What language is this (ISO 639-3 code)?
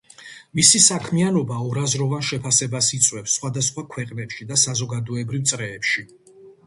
kat